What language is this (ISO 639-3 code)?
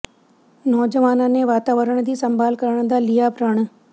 pan